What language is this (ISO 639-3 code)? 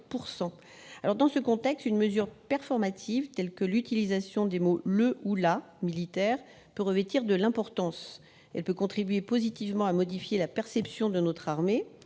fra